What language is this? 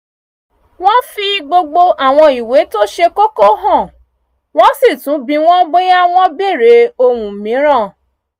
Yoruba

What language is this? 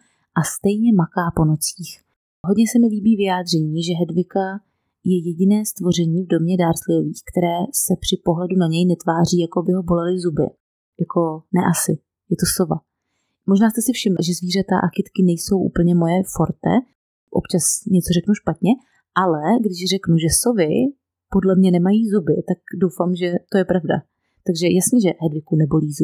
Czech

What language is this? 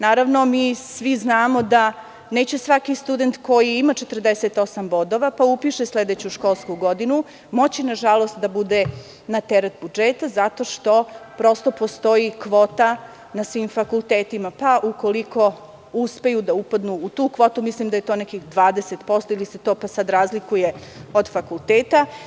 Serbian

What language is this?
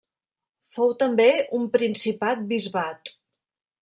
Catalan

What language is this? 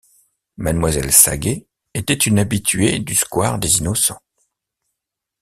French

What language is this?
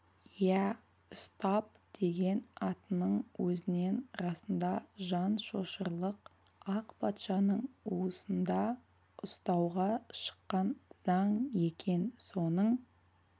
Kazakh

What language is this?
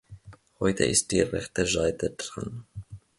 German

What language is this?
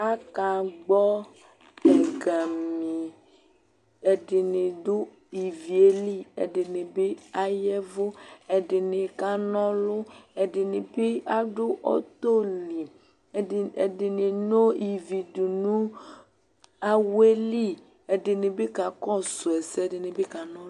Ikposo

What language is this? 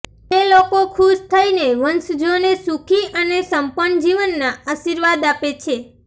Gujarati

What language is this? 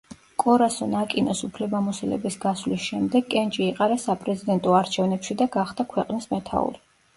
Georgian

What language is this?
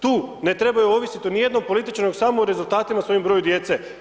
Croatian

